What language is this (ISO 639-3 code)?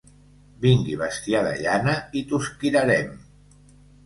cat